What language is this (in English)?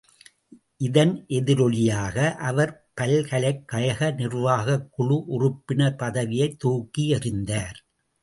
Tamil